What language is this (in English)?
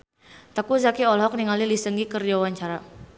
Sundanese